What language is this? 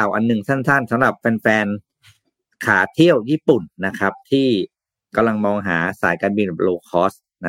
Thai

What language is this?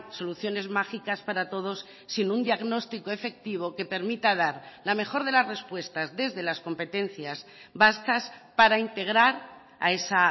Spanish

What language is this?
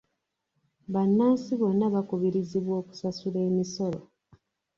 Ganda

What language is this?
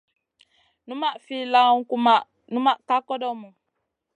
Masana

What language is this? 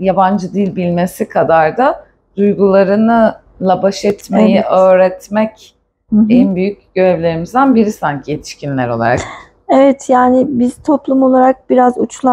Turkish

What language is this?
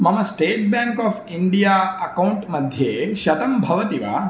Sanskrit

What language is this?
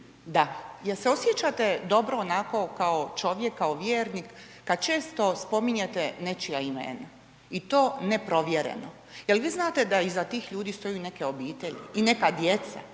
Croatian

